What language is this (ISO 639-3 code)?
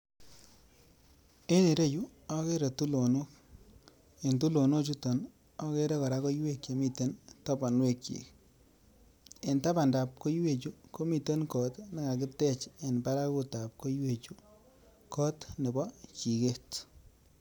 kln